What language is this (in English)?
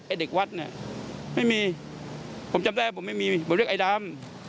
Thai